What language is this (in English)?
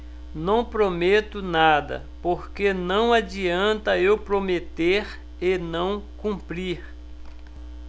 Portuguese